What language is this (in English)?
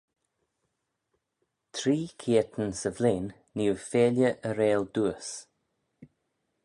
Manx